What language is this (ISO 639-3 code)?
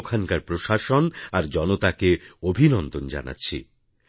ben